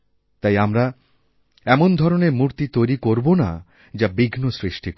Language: Bangla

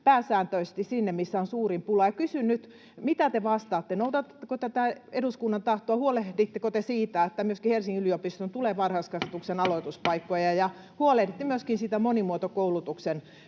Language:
Finnish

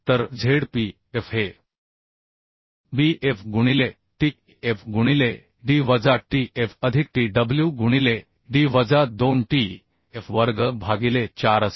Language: Marathi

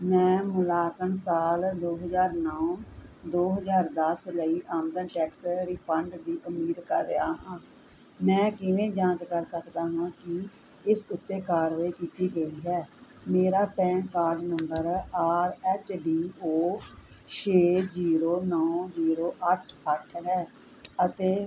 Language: Punjabi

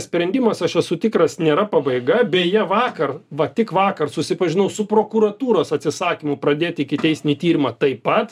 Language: Lithuanian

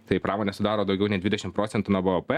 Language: Lithuanian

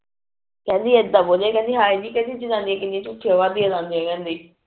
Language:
Punjabi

